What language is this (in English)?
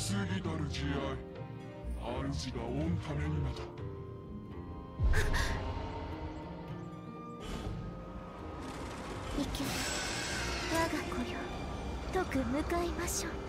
Japanese